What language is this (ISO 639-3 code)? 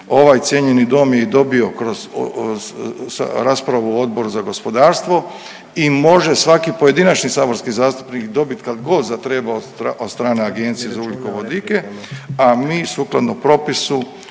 hrv